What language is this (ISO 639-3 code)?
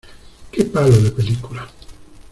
spa